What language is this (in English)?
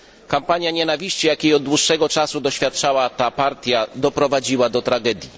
Polish